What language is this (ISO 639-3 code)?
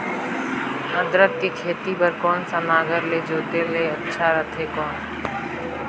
hne